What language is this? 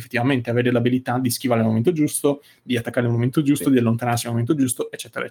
Italian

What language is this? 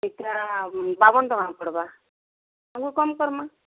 Odia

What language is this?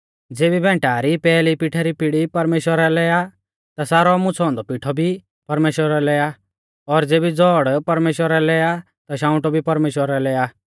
Mahasu Pahari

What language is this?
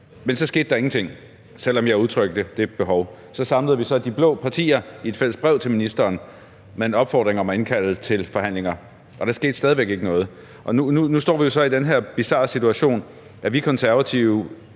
Danish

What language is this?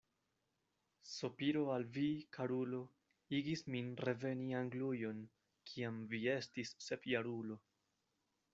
Esperanto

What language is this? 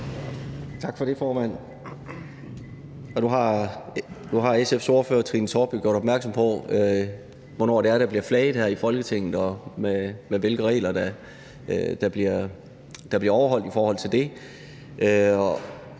Danish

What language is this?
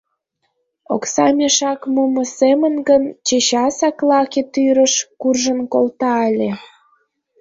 Mari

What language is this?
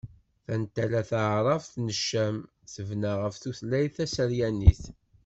Kabyle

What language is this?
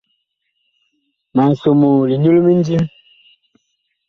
Bakoko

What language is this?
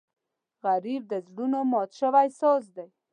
Pashto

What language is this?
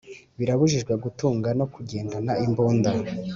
Kinyarwanda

